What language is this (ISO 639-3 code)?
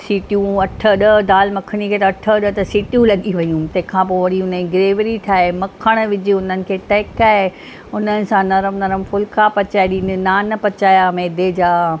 snd